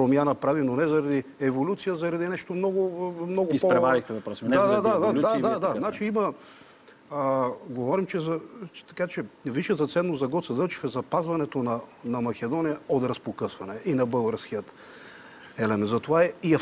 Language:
Bulgarian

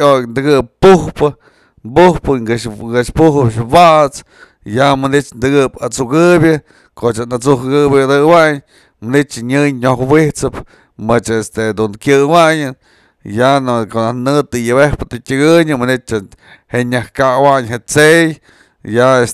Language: Mazatlán Mixe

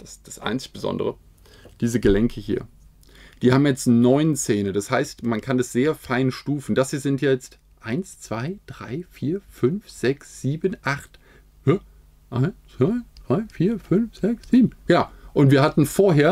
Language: German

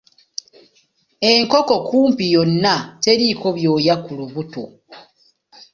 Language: Ganda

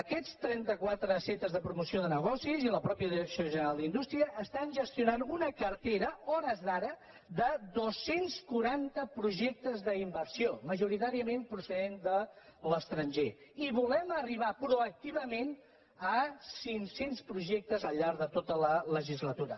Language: Catalan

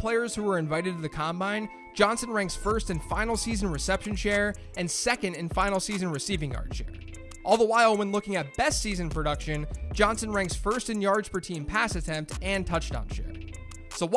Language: English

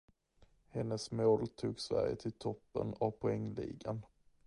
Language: Swedish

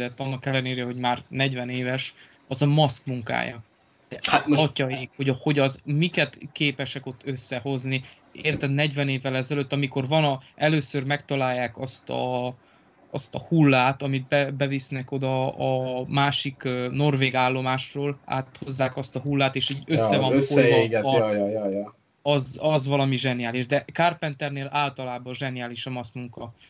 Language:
Hungarian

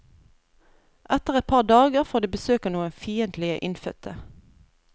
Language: Norwegian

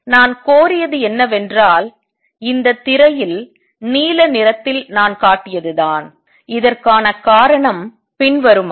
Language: Tamil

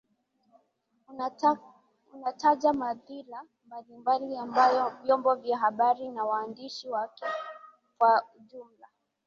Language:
Swahili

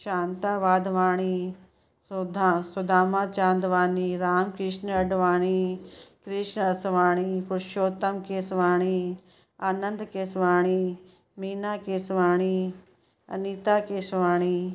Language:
Sindhi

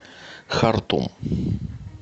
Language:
Russian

